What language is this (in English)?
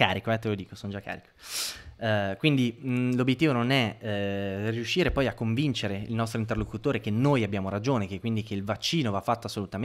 Italian